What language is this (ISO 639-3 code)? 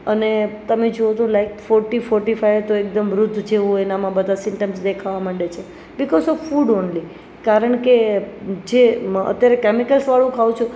guj